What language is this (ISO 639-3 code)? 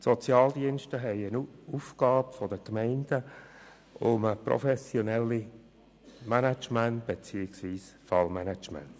gsw